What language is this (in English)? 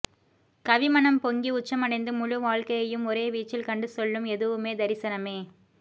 Tamil